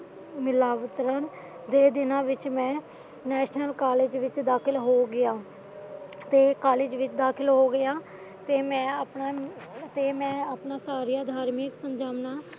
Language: Punjabi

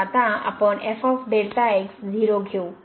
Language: Marathi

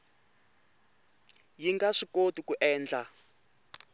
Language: Tsonga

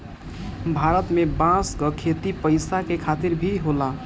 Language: Bhojpuri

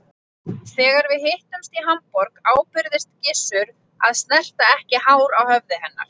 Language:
Icelandic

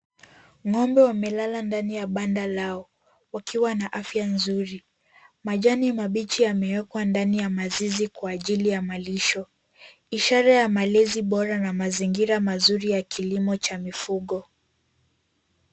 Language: Swahili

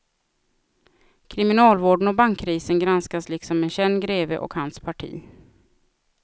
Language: Swedish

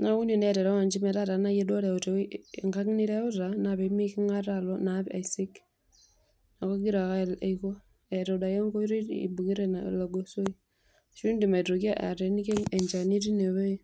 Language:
Masai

